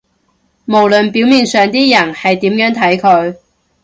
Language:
Cantonese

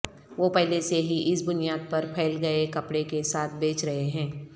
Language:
Urdu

